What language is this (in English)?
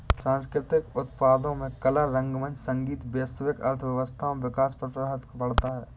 Hindi